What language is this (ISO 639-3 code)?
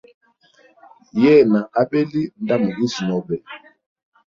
hem